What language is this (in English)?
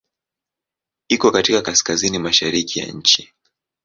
Swahili